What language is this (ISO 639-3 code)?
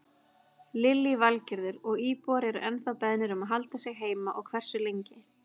isl